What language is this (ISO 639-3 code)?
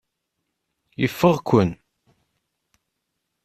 kab